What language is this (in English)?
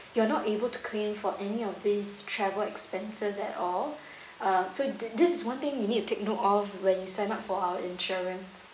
English